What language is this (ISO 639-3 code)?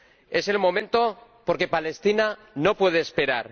spa